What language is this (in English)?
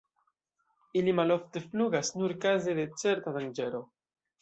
Esperanto